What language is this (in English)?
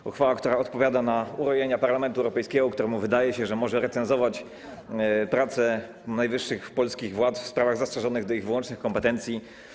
Polish